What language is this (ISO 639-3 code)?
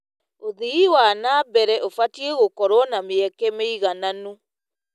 kik